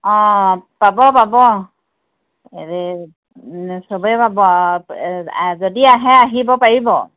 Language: Assamese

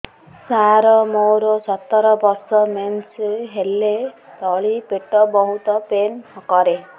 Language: Odia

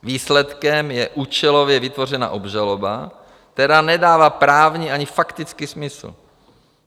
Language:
Czech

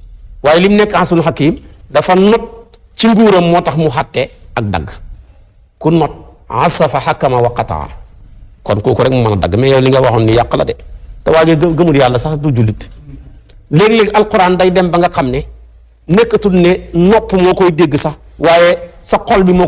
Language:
Indonesian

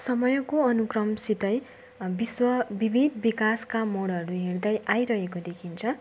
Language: Nepali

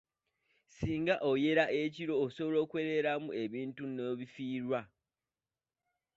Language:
Ganda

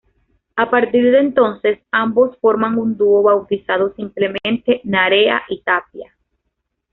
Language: Spanish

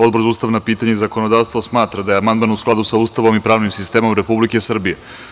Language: Serbian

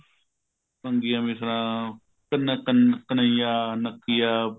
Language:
Punjabi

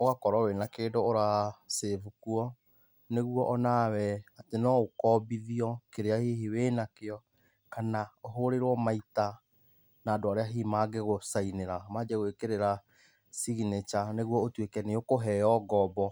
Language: Kikuyu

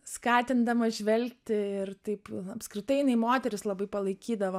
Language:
Lithuanian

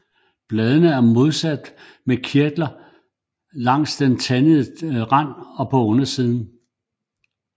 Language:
Danish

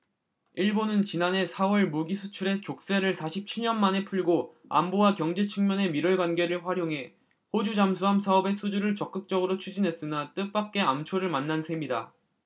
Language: Korean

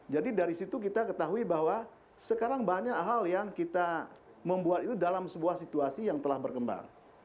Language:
Indonesian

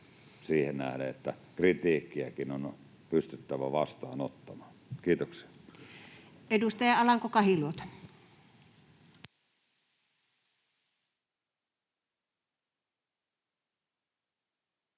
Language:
Finnish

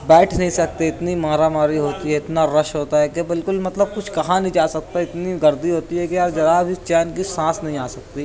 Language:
Urdu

